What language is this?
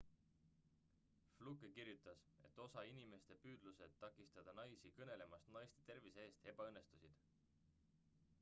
Estonian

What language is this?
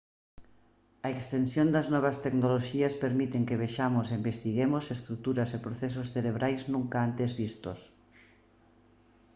Galician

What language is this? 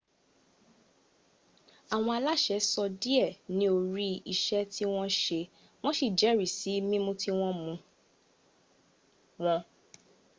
Yoruba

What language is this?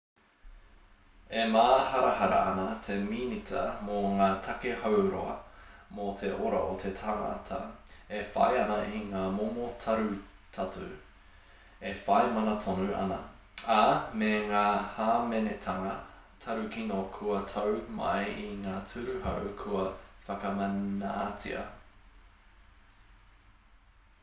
Māori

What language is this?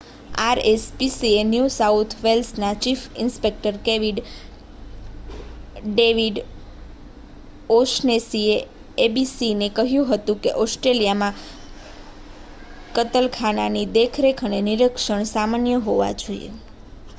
Gujarati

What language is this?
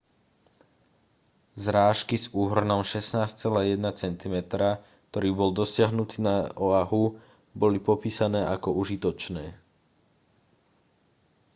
Slovak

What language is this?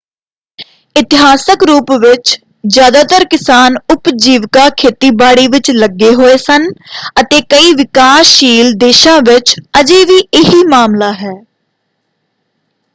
Punjabi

